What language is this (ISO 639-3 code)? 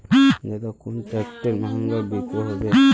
mag